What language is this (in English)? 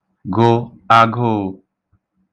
Igbo